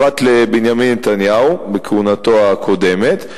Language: Hebrew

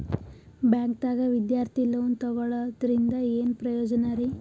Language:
Kannada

